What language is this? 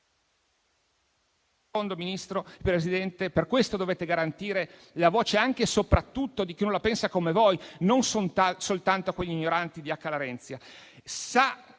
Italian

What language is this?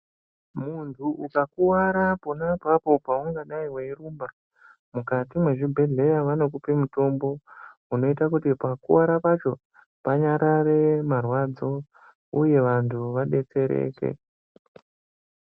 Ndau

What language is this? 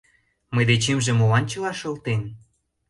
Mari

